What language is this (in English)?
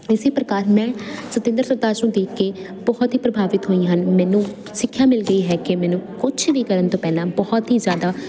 Punjabi